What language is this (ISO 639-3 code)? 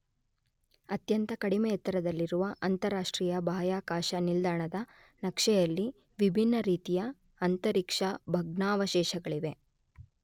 kan